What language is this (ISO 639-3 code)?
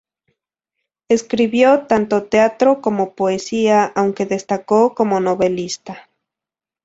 spa